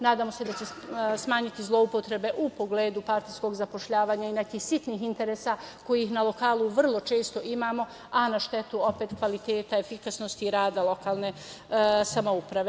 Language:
Serbian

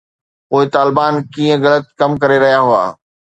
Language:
Sindhi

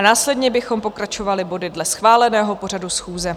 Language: Czech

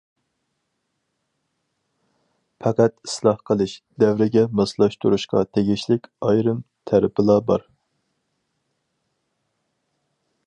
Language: Uyghur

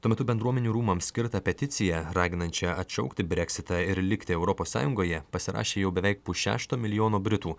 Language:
Lithuanian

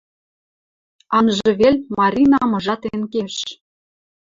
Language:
Western Mari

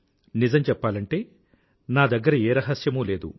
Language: Telugu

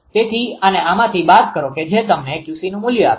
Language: Gujarati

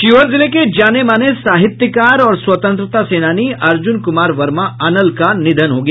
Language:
Hindi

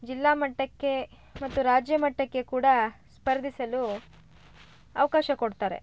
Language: Kannada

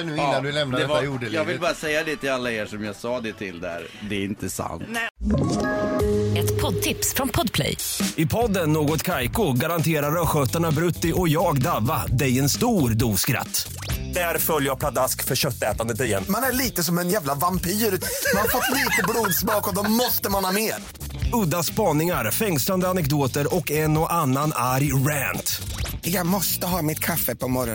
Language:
Swedish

